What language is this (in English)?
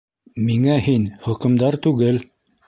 Bashkir